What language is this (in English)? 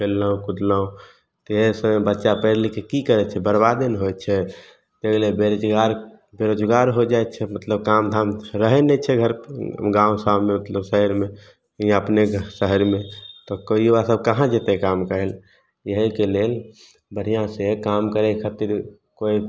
Maithili